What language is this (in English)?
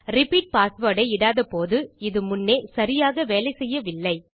Tamil